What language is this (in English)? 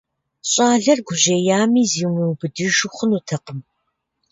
Kabardian